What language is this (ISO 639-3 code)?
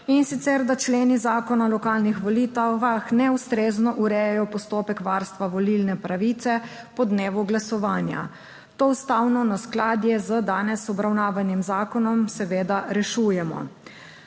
slv